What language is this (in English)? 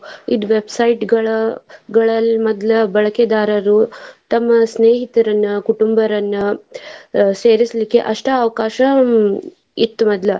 Kannada